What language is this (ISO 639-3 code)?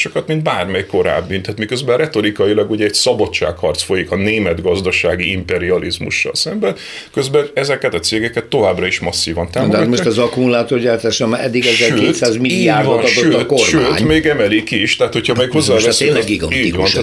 hun